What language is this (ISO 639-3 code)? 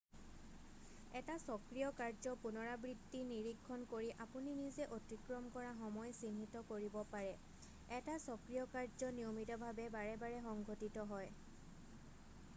asm